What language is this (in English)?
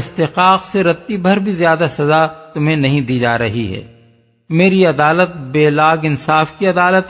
Urdu